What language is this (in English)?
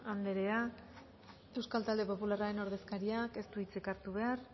Basque